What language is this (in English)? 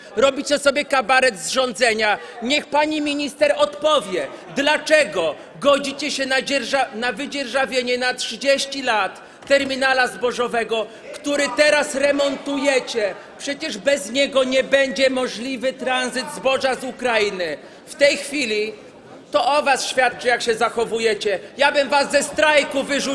Polish